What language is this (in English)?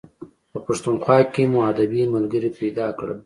Pashto